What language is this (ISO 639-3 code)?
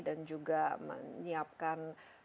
ind